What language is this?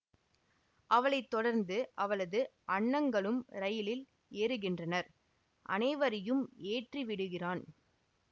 Tamil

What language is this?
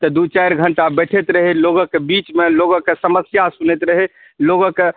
Maithili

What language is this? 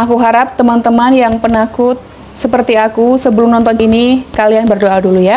Indonesian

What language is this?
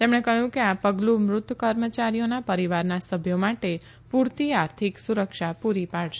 Gujarati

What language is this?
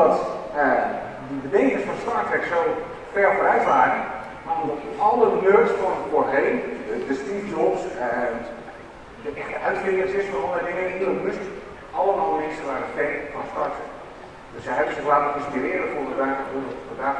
Dutch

